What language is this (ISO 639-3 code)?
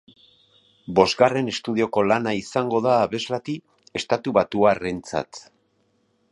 eus